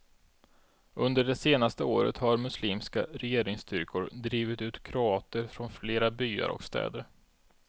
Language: Swedish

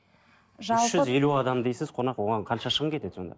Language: Kazakh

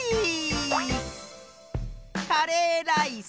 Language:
Japanese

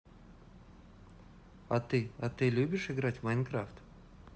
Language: Russian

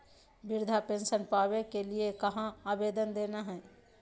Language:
Magahi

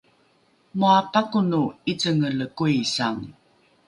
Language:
Rukai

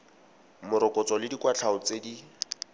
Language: Tswana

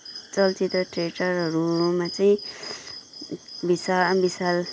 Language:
Nepali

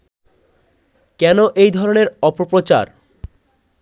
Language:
Bangla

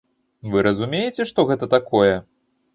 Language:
Belarusian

